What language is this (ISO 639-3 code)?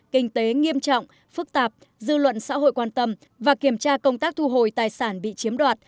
vie